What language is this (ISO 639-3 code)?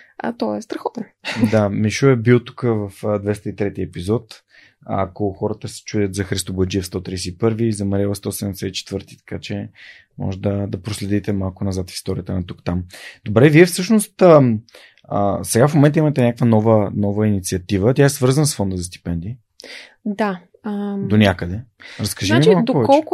bul